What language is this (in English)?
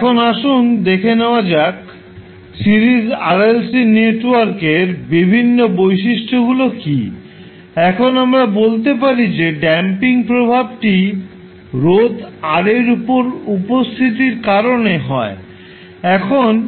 Bangla